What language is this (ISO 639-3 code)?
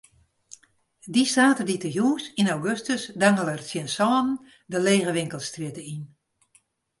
fry